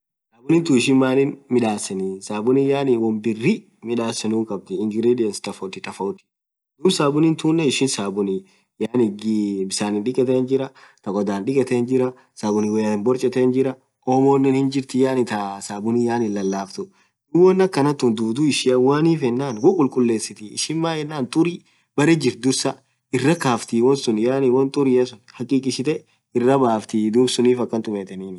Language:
Orma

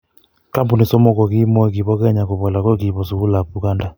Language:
Kalenjin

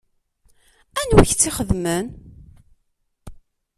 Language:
Kabyle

